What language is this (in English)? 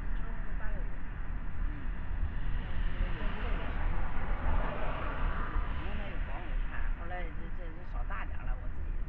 Chinese